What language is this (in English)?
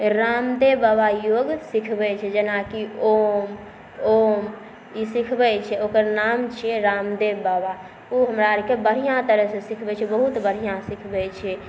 Maithili